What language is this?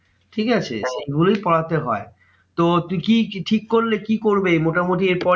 Bangla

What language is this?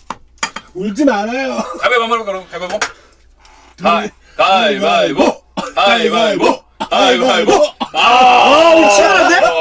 Korean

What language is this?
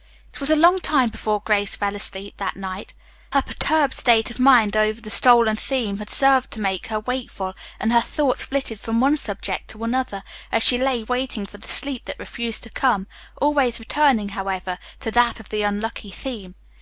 English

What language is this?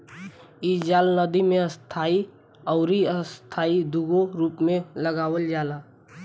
Bhojpuri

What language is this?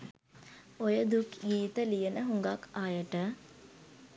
Sinhala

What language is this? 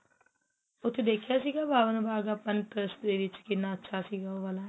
Punjabi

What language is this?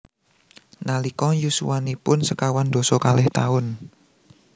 Javanese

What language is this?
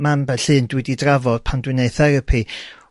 Welsh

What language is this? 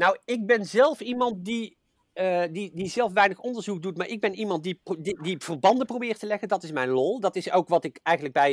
Dutch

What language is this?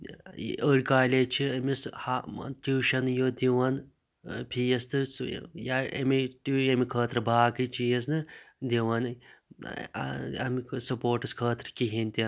Kashmiri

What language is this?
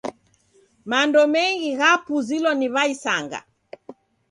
Taita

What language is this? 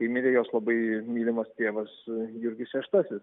Lithuanian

